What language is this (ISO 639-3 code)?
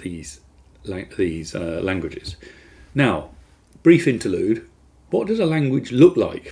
eng